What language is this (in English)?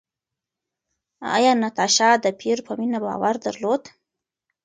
Pashto